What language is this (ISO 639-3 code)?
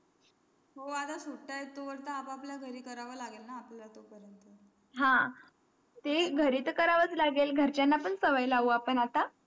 mar